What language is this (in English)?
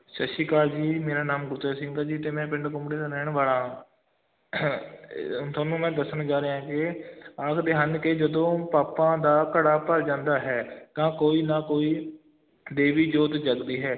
Punjabi